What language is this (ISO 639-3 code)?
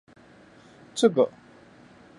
zho